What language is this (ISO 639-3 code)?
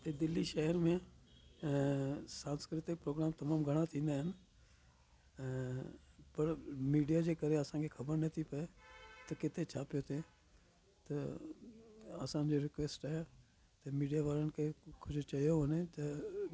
snd